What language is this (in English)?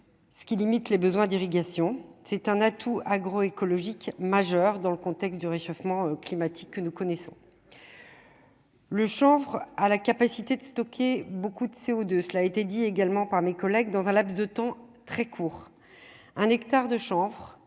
French